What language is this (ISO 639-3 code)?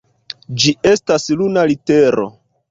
epo